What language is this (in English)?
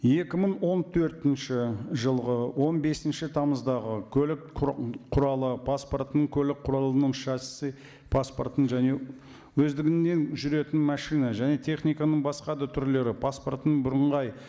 Kazakh